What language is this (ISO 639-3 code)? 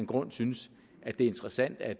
dan